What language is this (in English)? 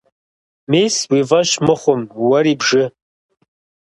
Kabardian